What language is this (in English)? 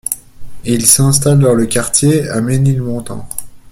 French